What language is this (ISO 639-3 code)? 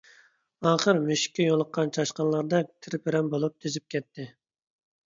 uig